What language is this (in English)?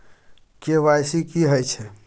Maithili